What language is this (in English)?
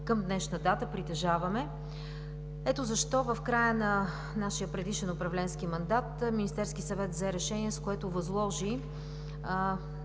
Bulgarian